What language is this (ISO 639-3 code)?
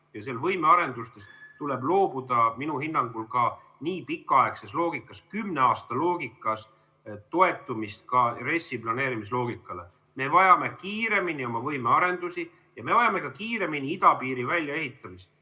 est